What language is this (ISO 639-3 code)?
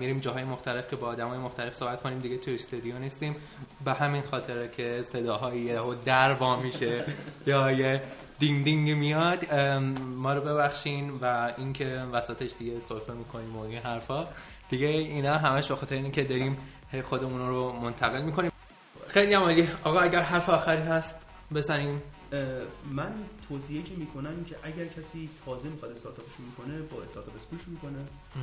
fas